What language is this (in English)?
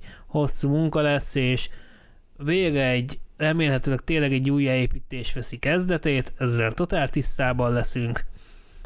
Hungarian